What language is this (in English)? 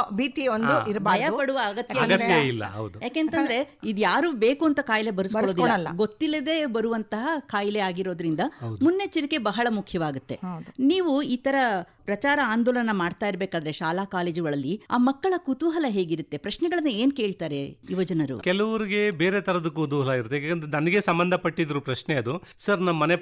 Kannada